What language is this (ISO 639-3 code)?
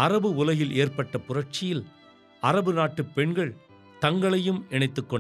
tam